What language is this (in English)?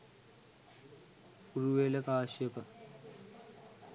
Sinhala